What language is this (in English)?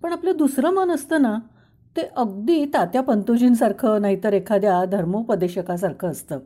Marathi